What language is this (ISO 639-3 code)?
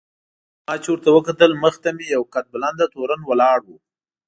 pus